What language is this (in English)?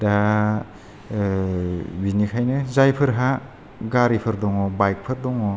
Bodo